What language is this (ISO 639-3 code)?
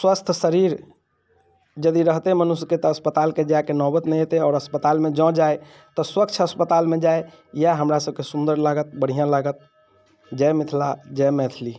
mai